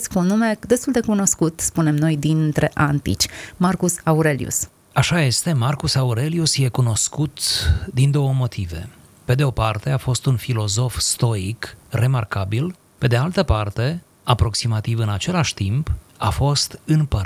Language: Romanian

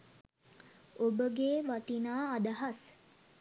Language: Sinhala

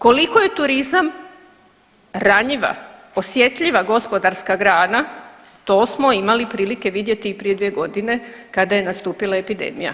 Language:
Croatian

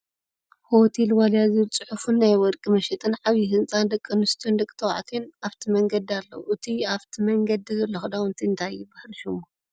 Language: Tigrinya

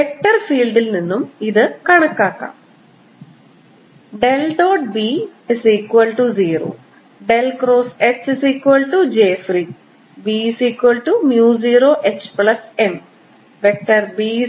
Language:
Malayalam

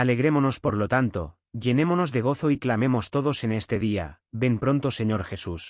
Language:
Spanish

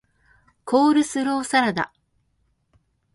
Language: Japanese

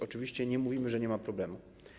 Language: Polish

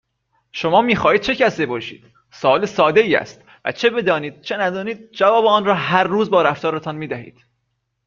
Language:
Persian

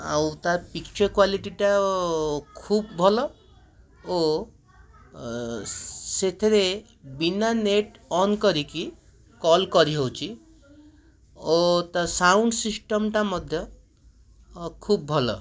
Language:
Odia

